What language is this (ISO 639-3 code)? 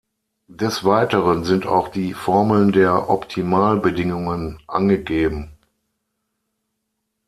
deu